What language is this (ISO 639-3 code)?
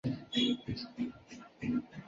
zho